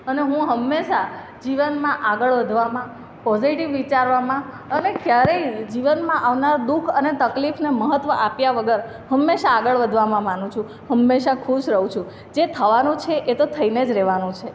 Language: Gujarati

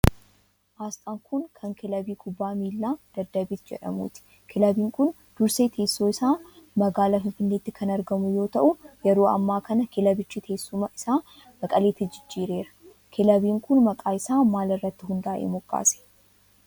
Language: Oromo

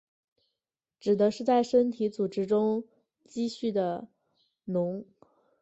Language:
Chinese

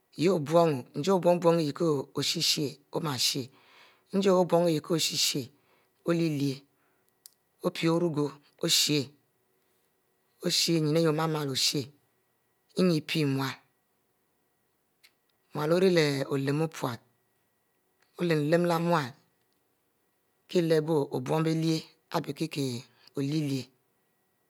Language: Mbe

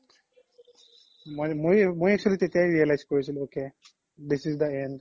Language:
Assamese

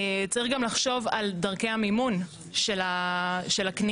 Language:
Hebrew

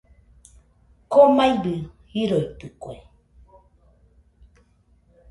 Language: Nüpode Huitoto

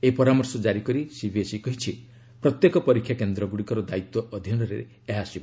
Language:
Odia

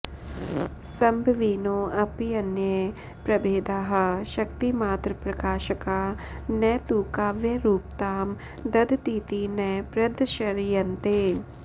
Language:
Sanskrit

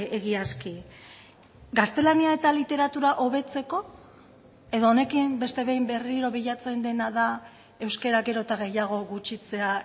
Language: Basque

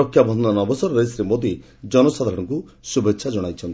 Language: Odia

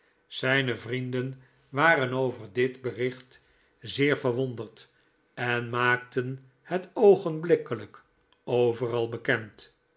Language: Dutch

